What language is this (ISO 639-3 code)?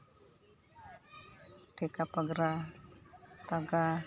sat